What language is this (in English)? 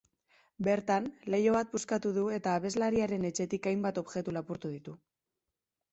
Basque